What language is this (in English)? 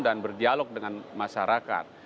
Indonesian